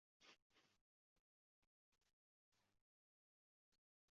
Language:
Uzbek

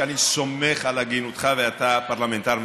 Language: Hebrew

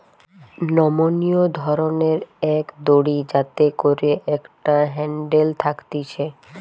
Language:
Bangla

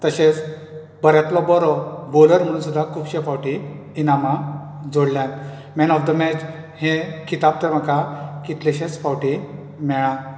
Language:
Konkani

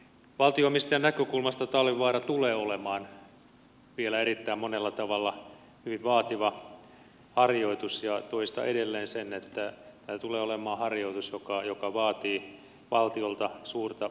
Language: Finnish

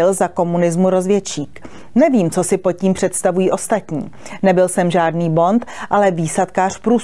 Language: Czech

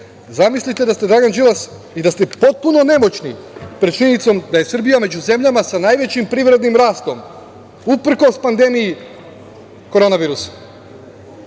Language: Serbian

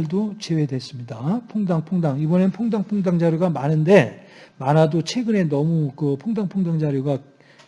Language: Korean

